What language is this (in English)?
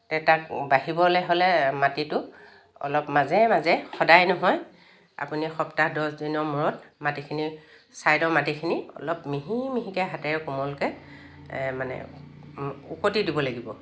Assamese